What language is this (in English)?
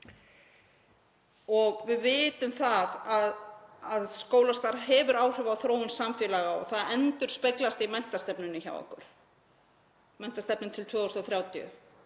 Icelandic